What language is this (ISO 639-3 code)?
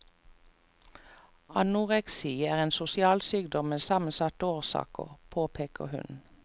nor